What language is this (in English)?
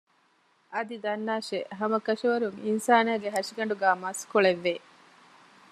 Divehi